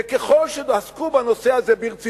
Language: Hebrew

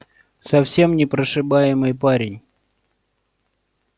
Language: Russian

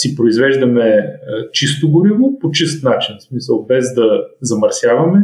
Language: Bulgarian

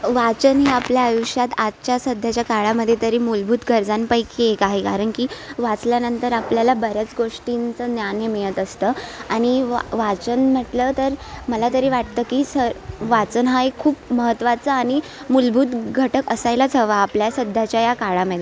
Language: Marathi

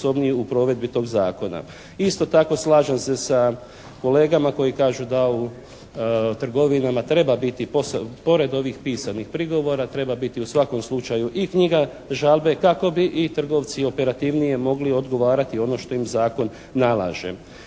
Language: Croatian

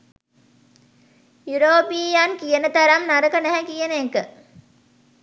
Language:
Sinhala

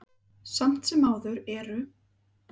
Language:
Icelandic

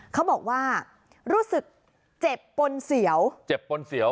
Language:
Thai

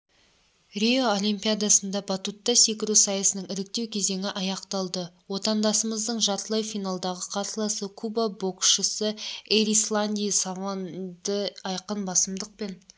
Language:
Kazakh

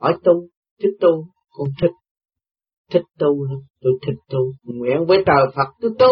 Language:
Vietnamese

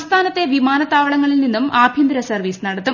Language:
Malayalam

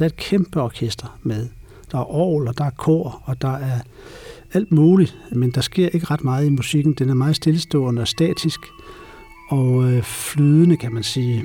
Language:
Danish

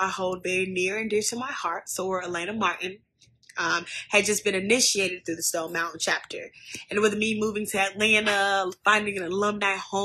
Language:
English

